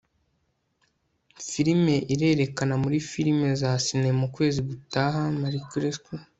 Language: Kinyarwanda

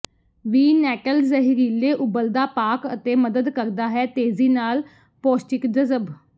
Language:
Punjabi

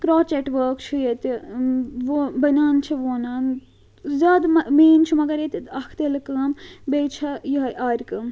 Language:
Kashmiri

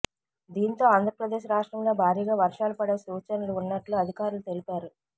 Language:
Telugu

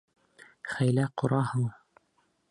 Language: Bashkir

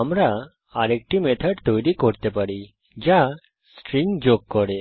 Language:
Bangla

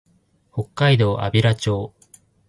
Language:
Japanese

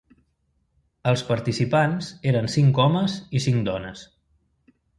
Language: Catalan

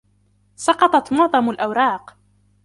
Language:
Arabic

